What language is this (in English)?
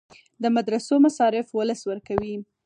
Pashto